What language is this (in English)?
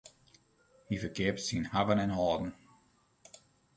Western Frisian